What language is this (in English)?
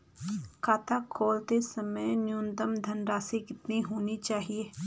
Hindi